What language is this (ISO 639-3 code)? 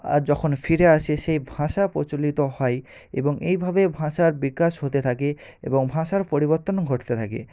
ben